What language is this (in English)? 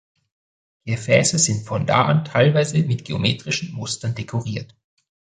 German